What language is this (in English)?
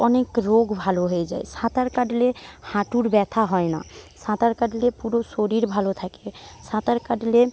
Bangla